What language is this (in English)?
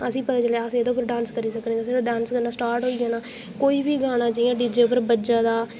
Dogri